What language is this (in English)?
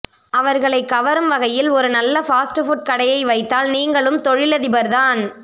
Tamil